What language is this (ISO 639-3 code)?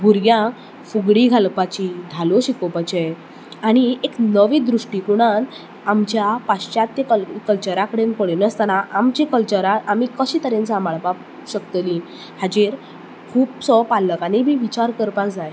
kok